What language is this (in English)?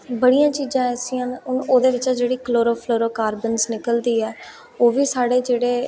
Dogri